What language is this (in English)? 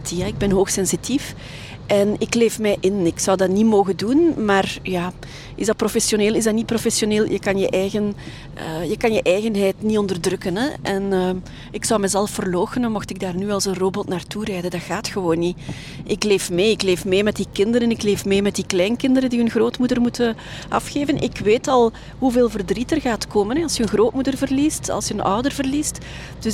Dutch